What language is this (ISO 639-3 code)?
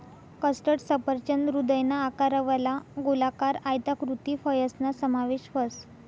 mar